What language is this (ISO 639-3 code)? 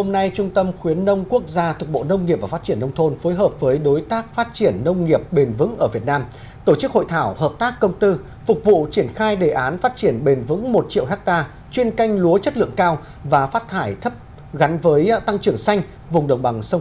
vie